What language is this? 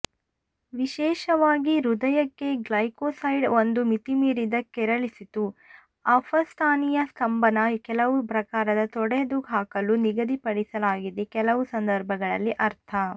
Kannada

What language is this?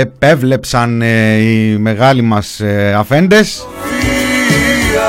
Greek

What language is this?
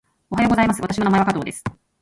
Japanese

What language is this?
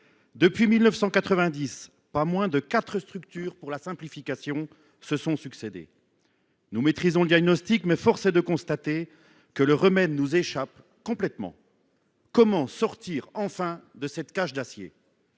French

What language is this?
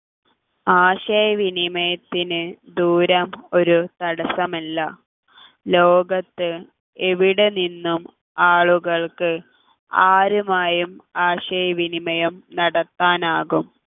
Malayalam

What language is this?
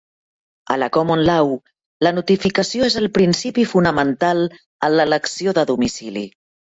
Catalan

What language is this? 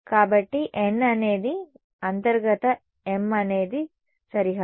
Telugu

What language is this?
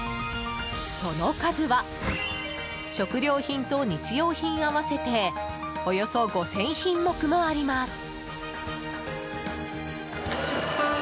Japanese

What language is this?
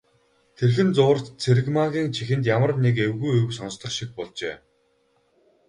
Mongolian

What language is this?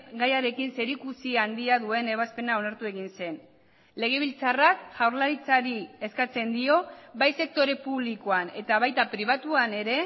Basque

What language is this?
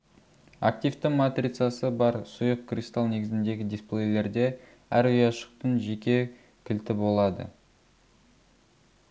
Kazakh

